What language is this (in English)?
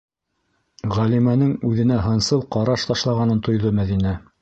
Bashkir